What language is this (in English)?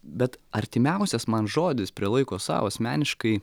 Lithuanian